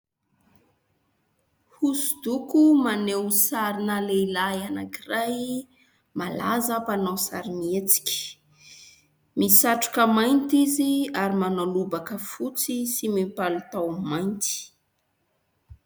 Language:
Malagasy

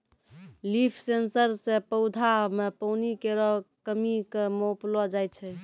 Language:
Maithili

